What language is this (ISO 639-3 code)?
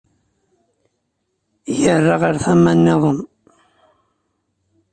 kab